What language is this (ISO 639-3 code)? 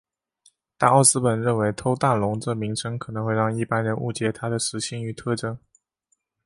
zho